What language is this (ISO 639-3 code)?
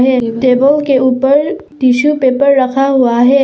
hin